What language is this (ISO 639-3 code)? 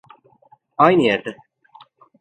tur